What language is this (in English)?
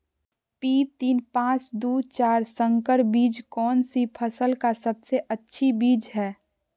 Magahi